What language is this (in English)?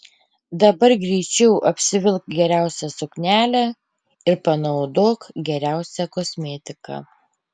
Lithuanian